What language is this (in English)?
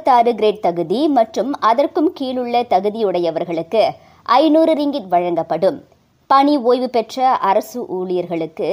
Tamil